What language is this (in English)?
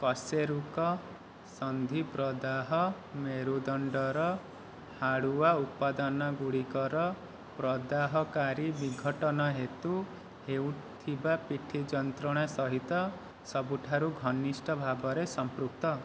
Odia